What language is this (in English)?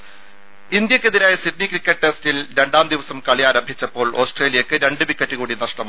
Malayalam